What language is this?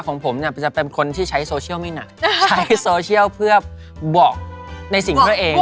Thai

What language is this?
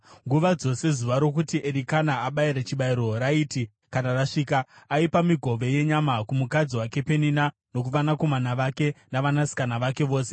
Shona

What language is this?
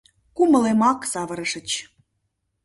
Mari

